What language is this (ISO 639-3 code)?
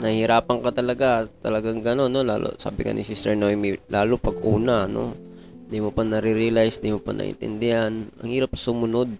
fil